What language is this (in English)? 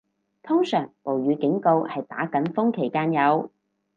Cantonese